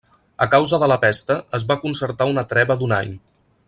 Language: Catalan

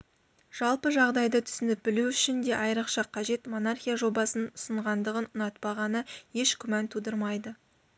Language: Kazakh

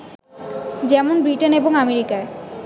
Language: Bangla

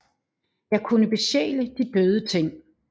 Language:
Danish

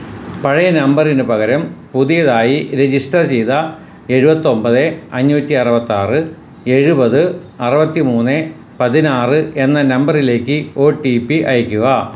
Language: Malayalam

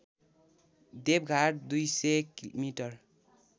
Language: Nepali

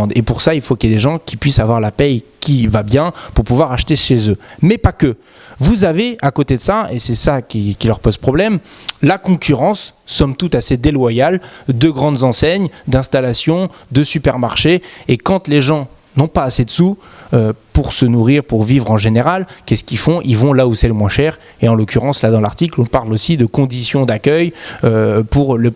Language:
French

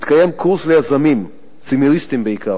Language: Hebrew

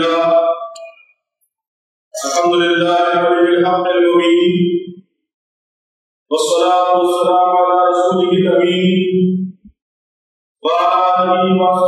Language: Arabic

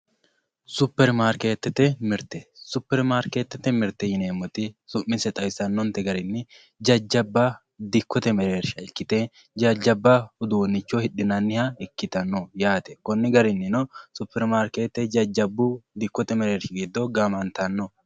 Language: Sidamo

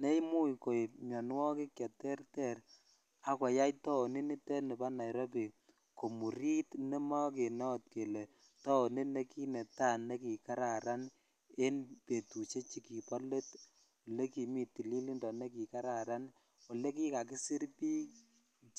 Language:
Kalenjin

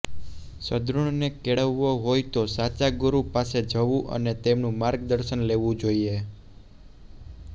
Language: Gujarati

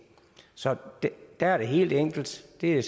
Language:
Danish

